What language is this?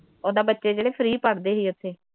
Punjabi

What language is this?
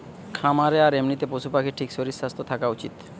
Bangla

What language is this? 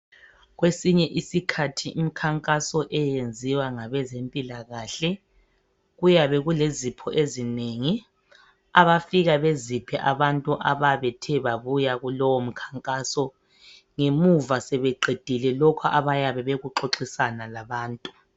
North Ndebele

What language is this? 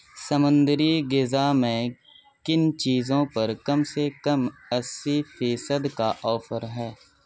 Urdu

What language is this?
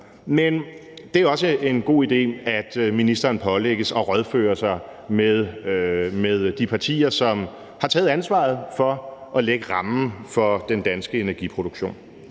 Danish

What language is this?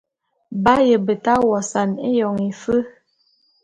Bulu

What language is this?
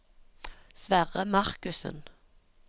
Norwegian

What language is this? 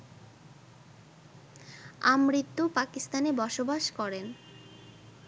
Bangla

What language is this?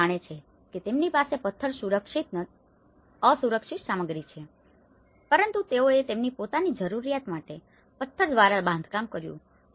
Gujarati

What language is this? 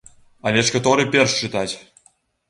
Belarusian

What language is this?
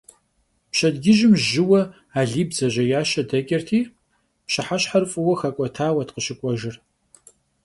Kabardian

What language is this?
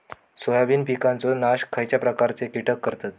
Marathi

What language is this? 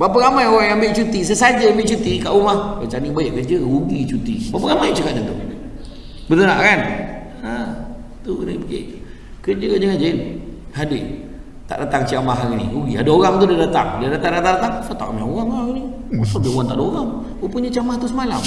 Malay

